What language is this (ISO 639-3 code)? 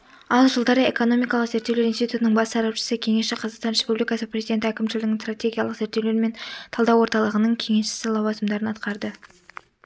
kaz